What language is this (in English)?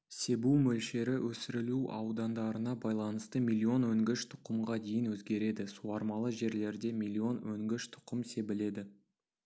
Kazakh